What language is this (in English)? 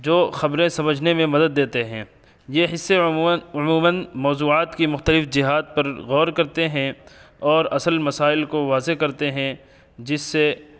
Urdu